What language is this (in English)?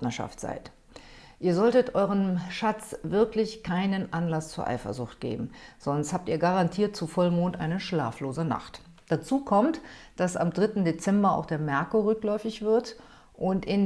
German